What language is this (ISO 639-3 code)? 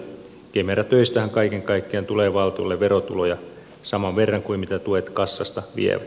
fin